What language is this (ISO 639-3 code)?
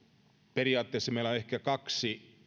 fin